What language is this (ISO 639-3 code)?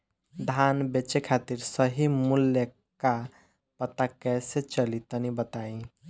bho